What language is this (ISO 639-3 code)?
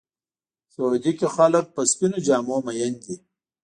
pus